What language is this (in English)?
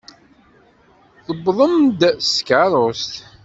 Kabyle